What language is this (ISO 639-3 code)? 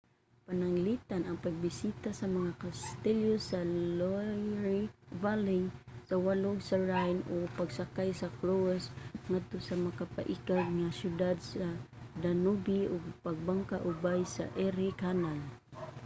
ceb